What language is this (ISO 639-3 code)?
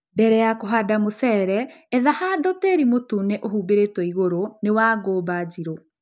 kik